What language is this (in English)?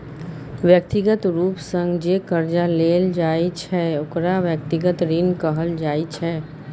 Maithili